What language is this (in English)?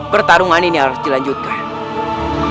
Indonesian